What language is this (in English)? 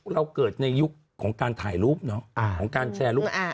Thai